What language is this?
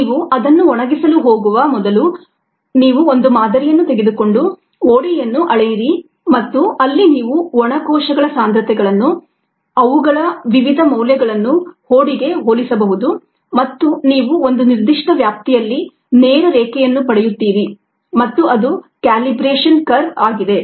Kannada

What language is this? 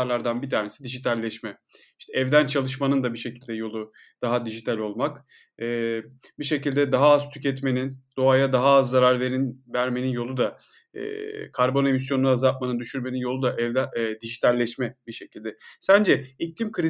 Turkish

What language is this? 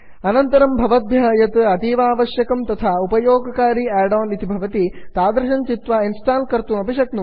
Sanskrit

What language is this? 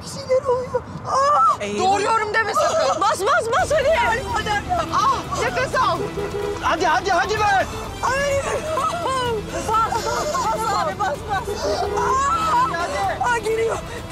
Turkish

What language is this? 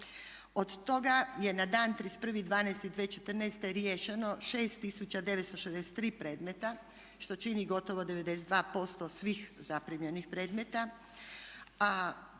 Croatian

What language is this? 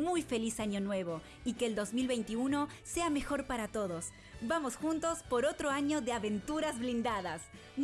Spanish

